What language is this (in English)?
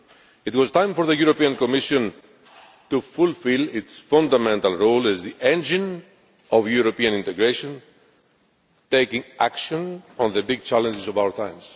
English